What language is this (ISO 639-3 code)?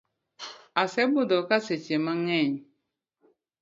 luo